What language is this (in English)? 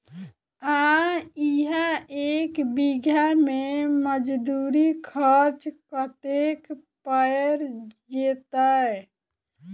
Maithili